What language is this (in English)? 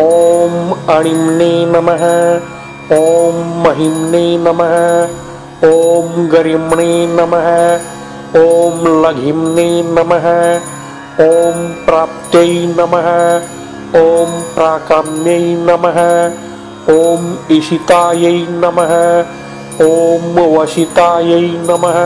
Vietnamese